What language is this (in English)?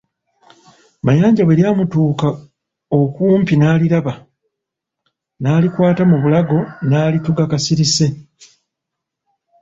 Ganda